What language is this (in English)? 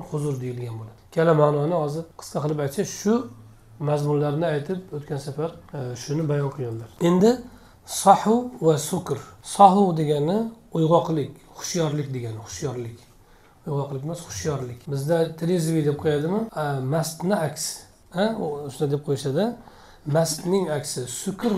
Turkish